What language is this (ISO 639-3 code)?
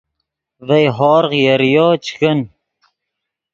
ydg